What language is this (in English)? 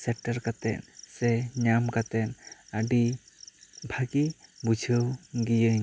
Santali